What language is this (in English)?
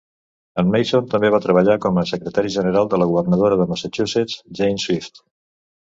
Catalan